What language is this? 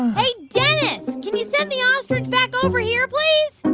English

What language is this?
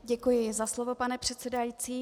Czech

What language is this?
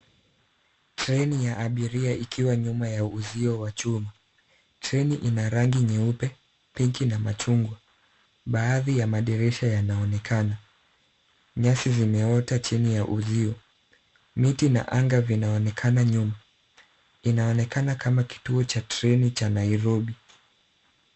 Swahili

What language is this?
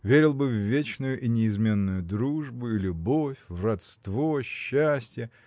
Russian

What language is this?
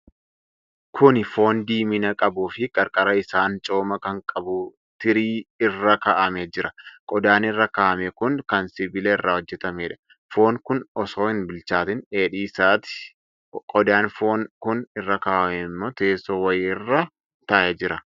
Oromo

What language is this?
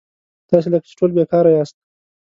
Pashto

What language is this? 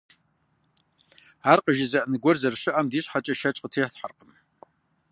Kabardian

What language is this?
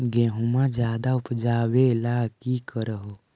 Magahi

